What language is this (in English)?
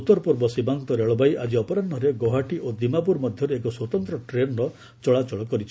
Odia